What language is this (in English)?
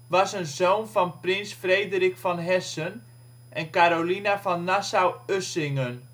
Dutch